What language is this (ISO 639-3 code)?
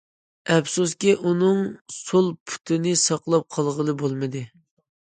uig